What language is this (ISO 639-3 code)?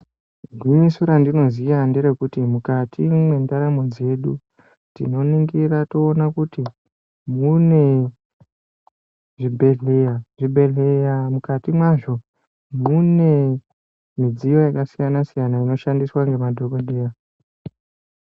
ndc